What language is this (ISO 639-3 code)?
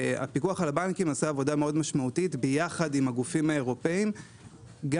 heb